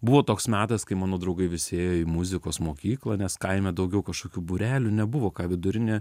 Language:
Lithuanian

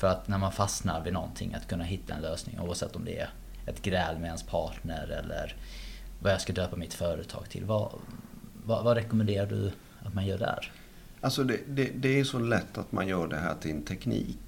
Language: Swedish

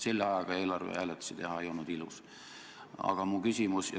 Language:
Estonian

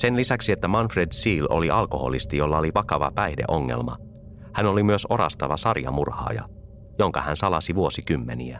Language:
Finnish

